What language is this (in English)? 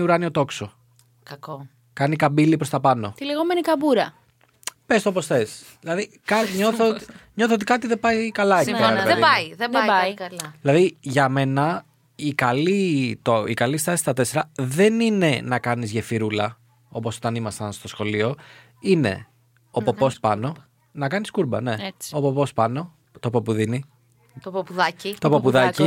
Greek